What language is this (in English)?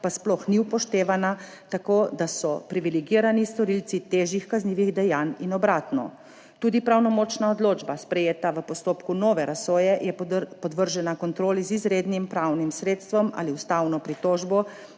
Slovenian